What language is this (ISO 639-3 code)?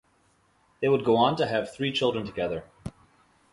eng